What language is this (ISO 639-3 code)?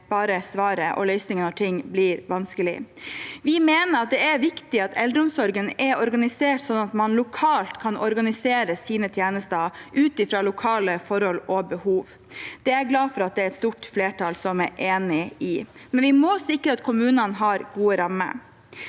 nor